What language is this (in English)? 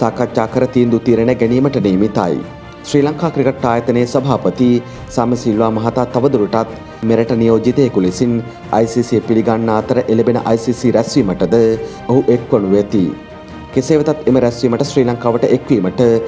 Thai